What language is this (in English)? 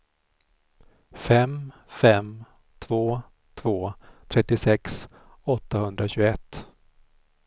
Swedish